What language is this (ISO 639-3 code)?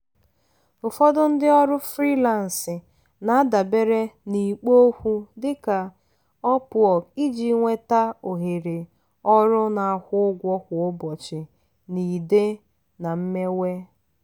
ibo